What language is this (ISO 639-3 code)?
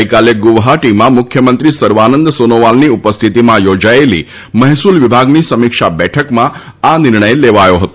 guj